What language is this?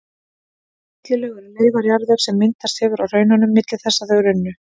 Icelandic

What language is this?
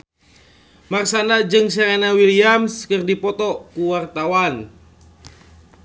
Sundanese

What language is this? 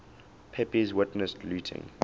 English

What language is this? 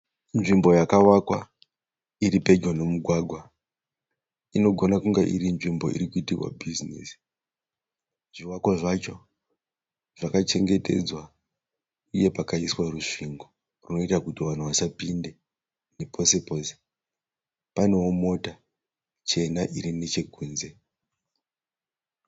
Shona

